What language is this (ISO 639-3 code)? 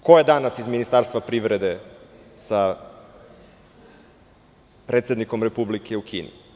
srp